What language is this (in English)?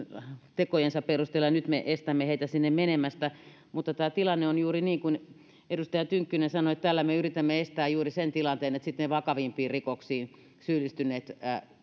Finnish